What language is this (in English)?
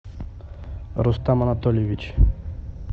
Russian